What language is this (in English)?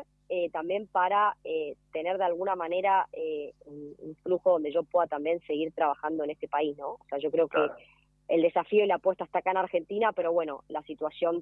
Spanish